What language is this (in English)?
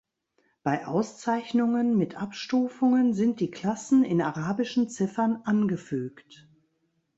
German